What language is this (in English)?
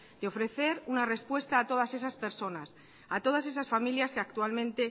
Spanish